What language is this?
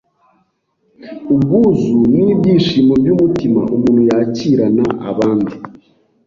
Kinyarwanda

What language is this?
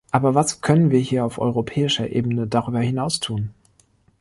German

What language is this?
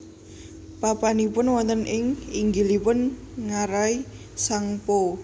Javanese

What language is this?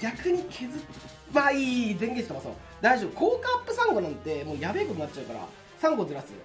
Japanese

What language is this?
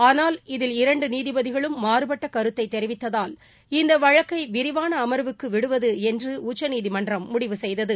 Tamil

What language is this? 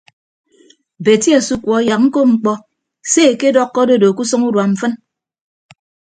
Ibibio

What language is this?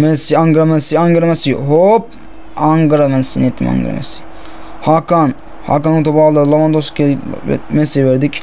Turkish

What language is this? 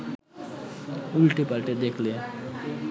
Bangla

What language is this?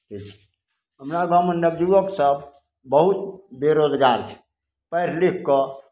Maithili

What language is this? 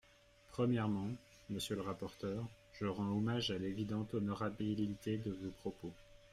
French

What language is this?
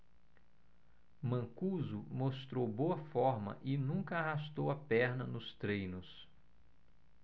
Portuguese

